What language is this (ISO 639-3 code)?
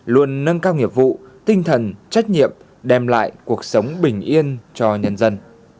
vie